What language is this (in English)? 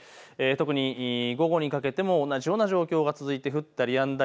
Japanese